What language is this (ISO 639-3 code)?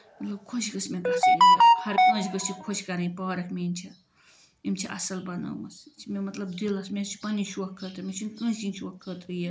kas